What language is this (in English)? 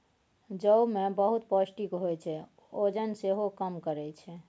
Maithili